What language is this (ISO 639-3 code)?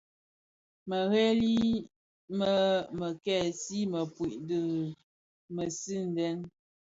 ksf